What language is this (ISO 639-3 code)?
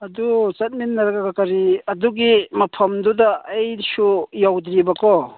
mni